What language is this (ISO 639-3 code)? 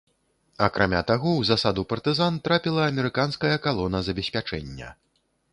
bel